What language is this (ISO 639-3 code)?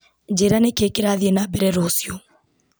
kik